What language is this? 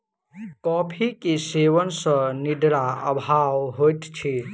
Maithili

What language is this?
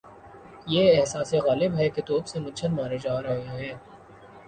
Urdu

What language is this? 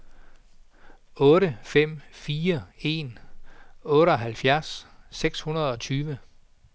Danish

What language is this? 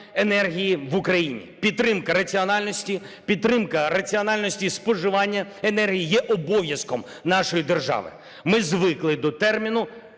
Ukrainian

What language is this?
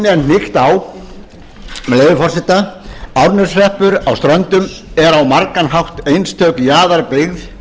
Icelandic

